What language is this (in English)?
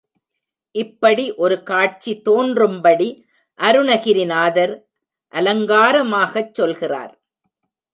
Tamil